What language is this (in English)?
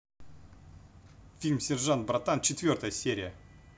Russian